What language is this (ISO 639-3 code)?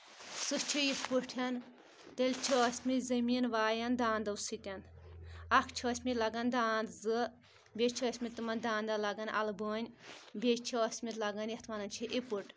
kas